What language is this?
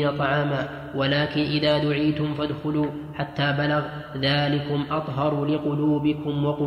Arabic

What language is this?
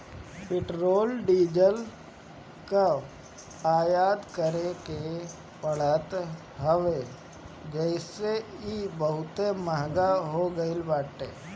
Bhojpuri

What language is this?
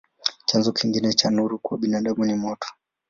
Swahili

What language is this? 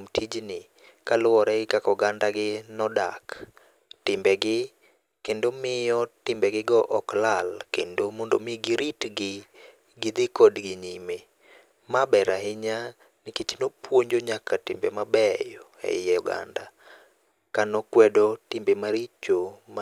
Luo (Kenya and Tanzania)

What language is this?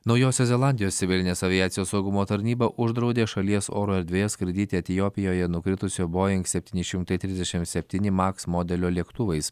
Lithuanian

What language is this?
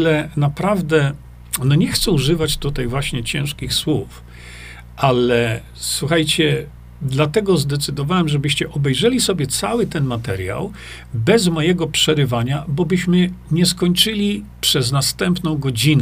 Polish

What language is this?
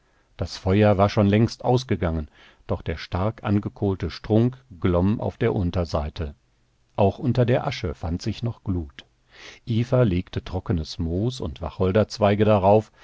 German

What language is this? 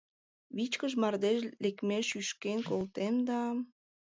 Mari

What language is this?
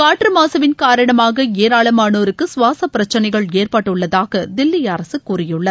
Tamil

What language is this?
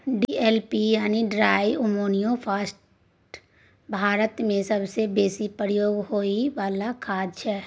Maithili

